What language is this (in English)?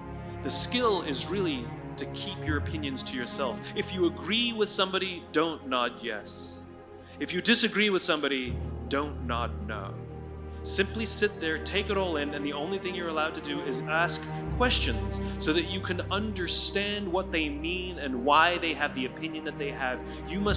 English